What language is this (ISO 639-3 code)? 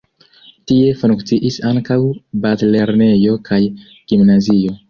epo